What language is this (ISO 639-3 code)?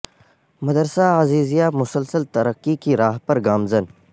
urd